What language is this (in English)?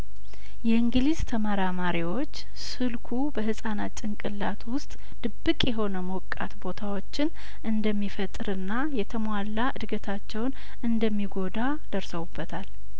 Amharic